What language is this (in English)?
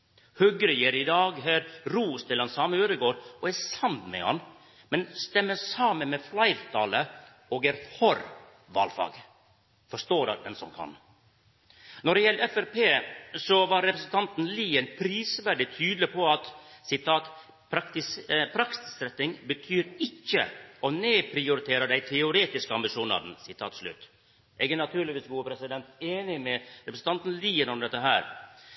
Norwegian Nynorsk